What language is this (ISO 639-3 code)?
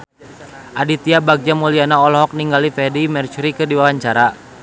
sun